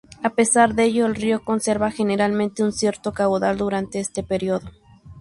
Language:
Spanish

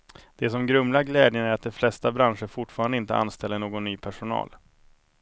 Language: Swedish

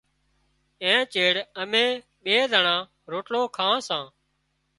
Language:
Wadiyara Koli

